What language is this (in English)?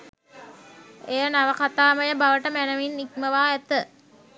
Sinhala